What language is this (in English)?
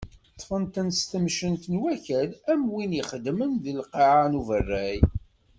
Kabyle